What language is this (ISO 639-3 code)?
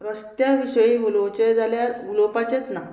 kok